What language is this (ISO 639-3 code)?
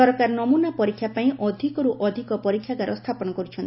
ori